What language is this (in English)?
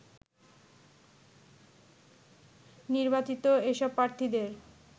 Bangla